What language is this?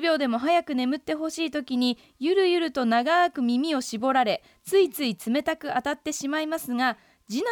Japanese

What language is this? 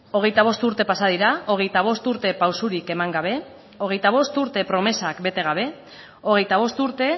Basque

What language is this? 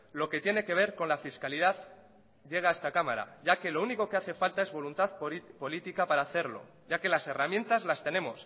Spanish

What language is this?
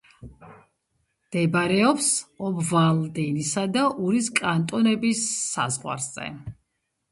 Georgian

